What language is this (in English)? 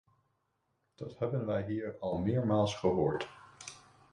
Dutch